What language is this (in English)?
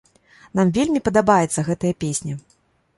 Belarusian